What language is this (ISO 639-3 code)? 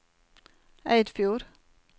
nor